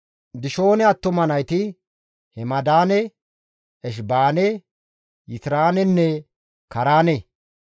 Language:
Gamo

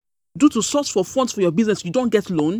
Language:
Nigerian Pidgin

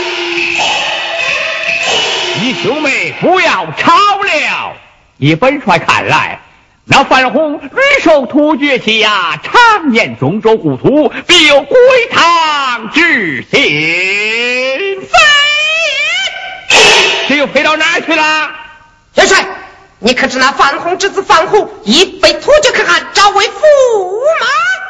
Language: Chinese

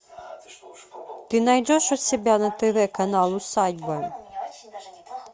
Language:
Russian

